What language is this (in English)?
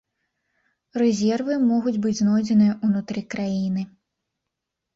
Belarusian